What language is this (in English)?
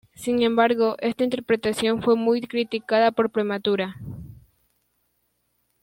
Spanish